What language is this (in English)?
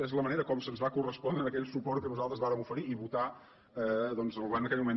Catalan